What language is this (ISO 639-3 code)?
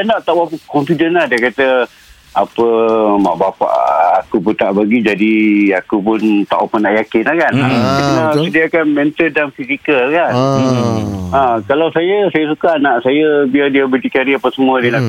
msa